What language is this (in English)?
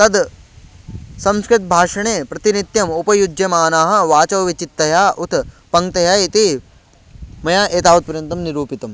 Sanskrit